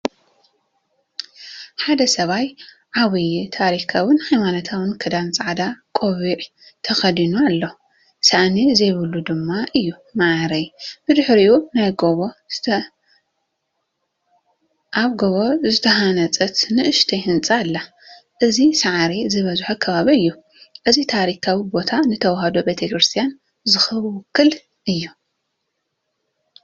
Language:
Tigrinya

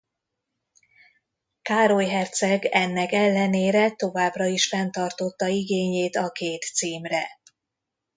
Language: Hungarian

